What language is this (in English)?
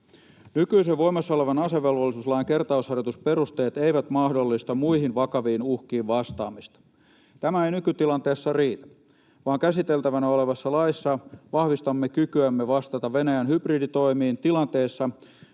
Finnish